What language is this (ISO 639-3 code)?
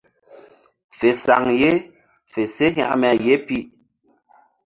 mdd